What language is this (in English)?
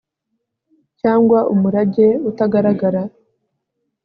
Kinyarwanda